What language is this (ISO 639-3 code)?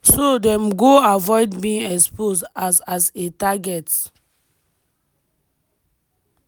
pcm